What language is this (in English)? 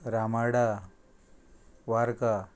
Konkani